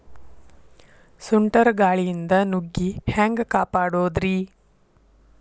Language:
Kannada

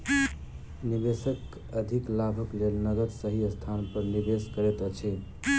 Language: Maithili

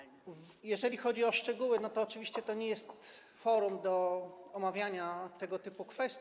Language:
Polish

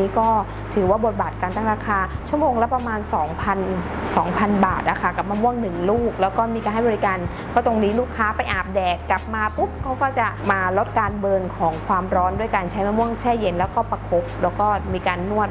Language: Thai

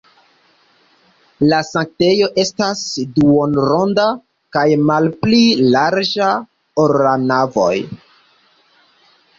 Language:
Esperanto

